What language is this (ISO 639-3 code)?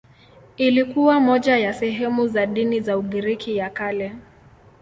swa